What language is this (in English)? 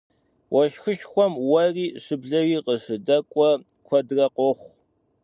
Kabardian